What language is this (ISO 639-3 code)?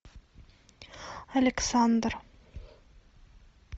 rus